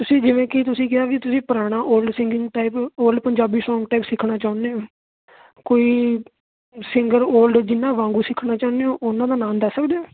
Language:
Punjabi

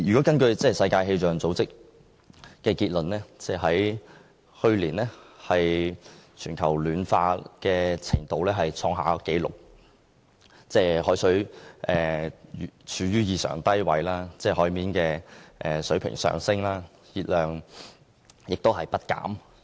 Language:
Cantonese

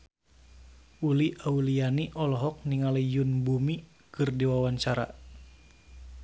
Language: Sundanese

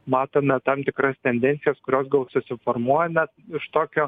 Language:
Lithuanian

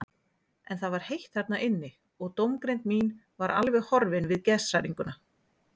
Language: Icelandic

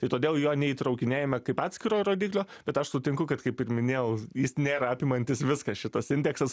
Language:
Lithuanian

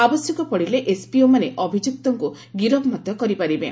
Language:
Odia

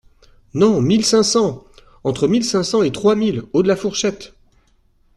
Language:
French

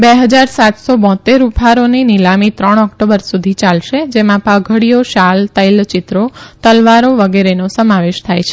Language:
Gujarati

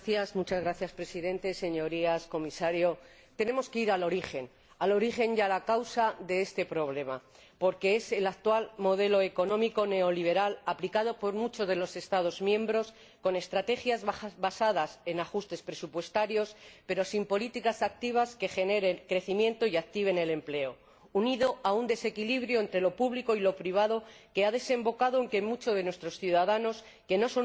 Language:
Spanish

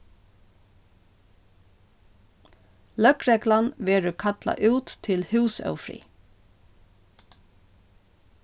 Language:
Faroese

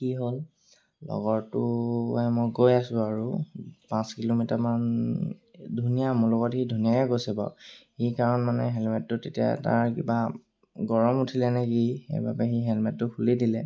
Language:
Assamese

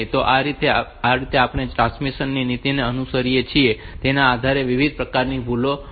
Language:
Gujarati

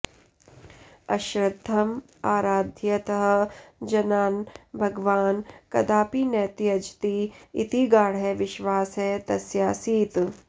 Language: Sanskrit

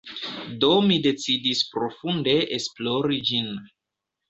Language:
Esperanto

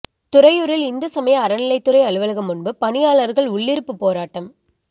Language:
Tamil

